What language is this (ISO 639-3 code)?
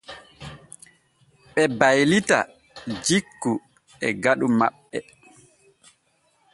fue